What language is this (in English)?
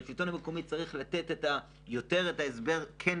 Hebrew